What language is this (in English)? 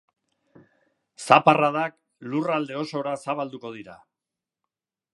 Basque